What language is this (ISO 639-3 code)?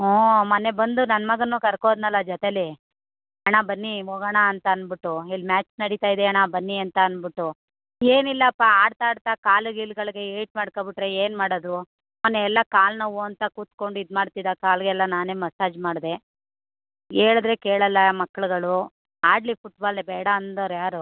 kan